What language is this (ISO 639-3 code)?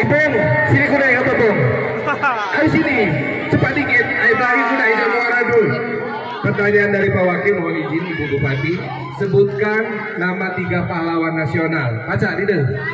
ind